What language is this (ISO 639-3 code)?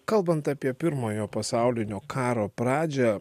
lit